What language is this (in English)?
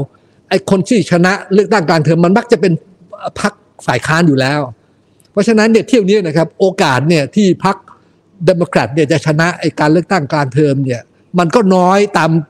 Thai